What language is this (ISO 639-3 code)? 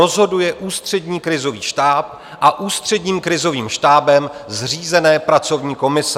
ces